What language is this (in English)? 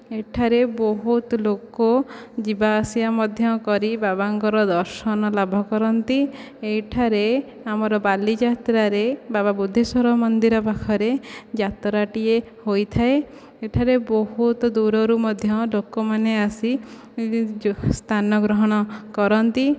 Odia